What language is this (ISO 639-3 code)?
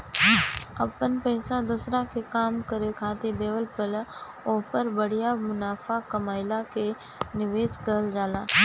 bho